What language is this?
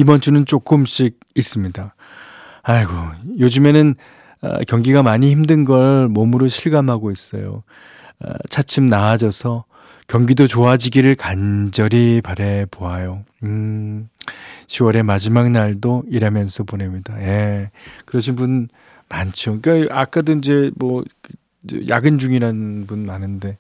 Korean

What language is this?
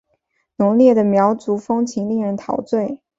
Chinese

